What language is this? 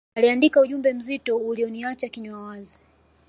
Swahili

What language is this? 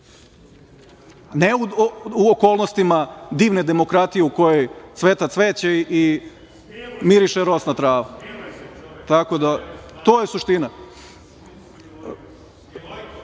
Serbian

